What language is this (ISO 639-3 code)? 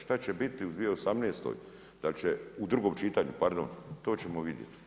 hrv